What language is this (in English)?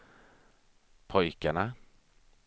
Swedish